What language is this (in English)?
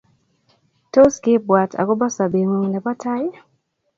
Kalenjin